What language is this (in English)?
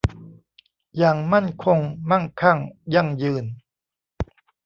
Thai